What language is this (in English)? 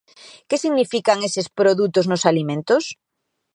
Galician